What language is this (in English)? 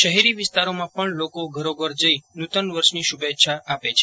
Gujarati